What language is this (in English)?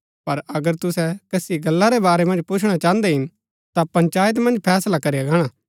Gaddi